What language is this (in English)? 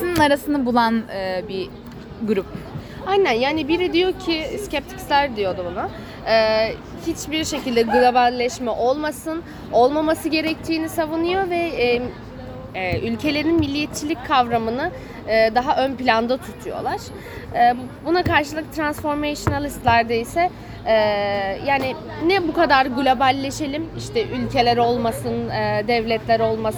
Turkish